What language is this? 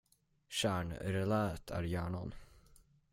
Swedish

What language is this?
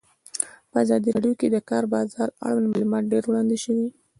Pashto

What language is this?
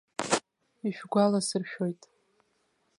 Abkhazian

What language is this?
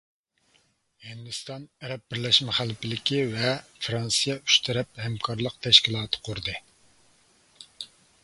Uyghur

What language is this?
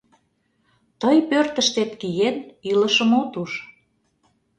Mari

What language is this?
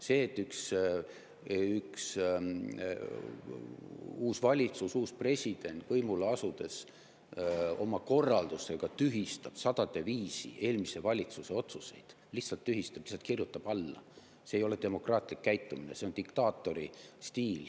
Estonian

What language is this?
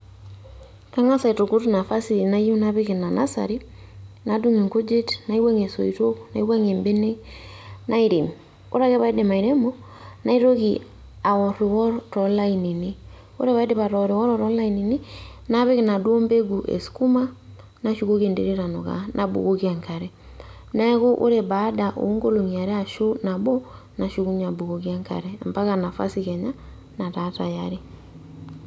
Masai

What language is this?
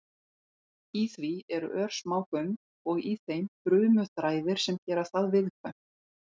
Icelandic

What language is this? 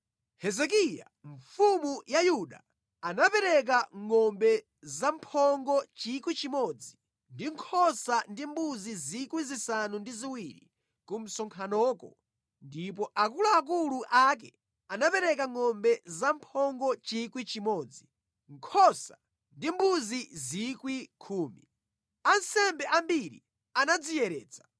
Nyanja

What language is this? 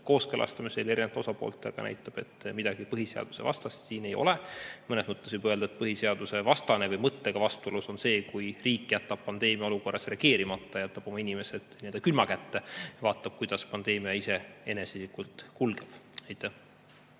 Estonian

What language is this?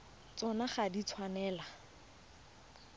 Tswana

